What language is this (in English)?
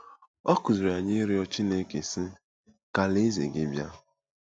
Igbo